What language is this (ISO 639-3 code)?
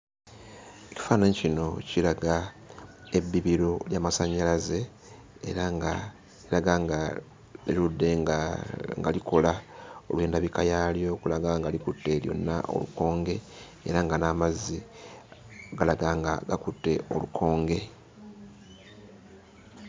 lug